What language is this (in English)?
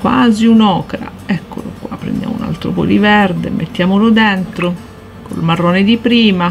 Italian